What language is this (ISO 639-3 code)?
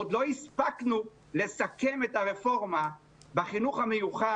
heb